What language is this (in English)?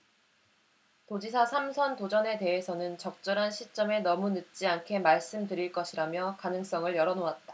Korean